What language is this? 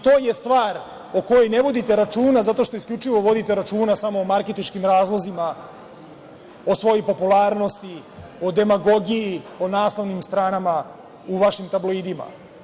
Serbian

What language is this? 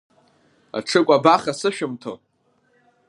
Abkhazian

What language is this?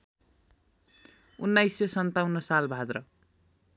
Nepali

